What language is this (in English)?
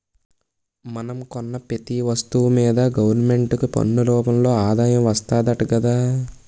Telugu